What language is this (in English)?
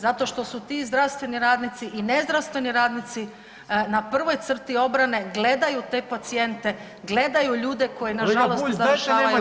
Croatian